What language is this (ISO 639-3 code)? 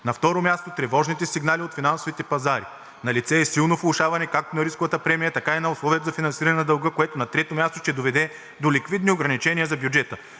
bul